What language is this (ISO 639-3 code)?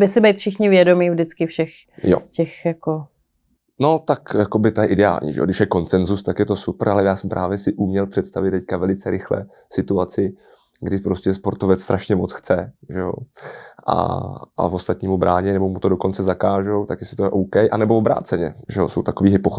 ces